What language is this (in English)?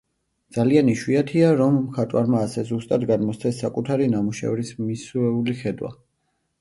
Georgian